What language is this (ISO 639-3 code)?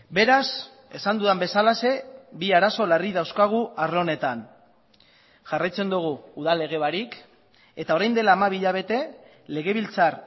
eus